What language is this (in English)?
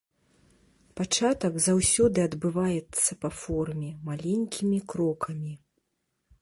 Belarusian